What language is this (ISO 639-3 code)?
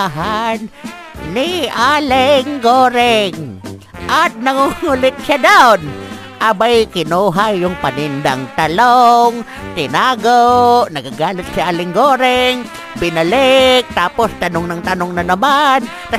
fil